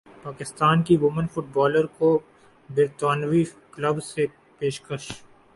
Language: Urdu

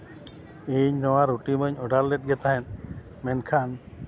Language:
Santali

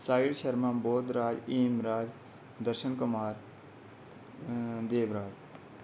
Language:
Dogri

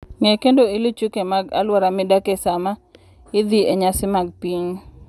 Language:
Luo (Kenya and Tanzania)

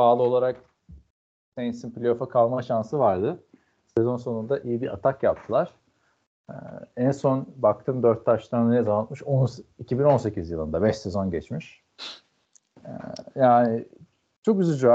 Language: Turkish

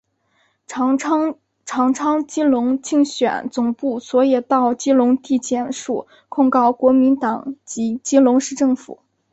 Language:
Chinese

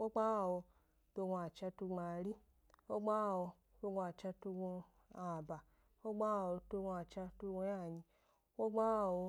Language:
Gbari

